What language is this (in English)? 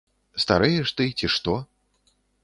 Belarusian